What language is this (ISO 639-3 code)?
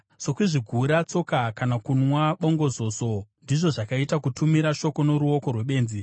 sna